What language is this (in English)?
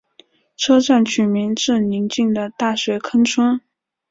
Chinese